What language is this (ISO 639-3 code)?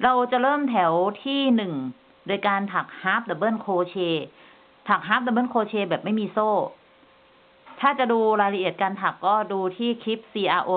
tha